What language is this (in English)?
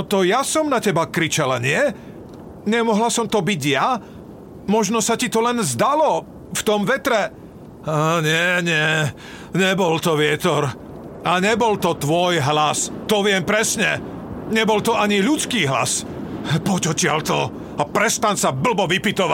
Slovak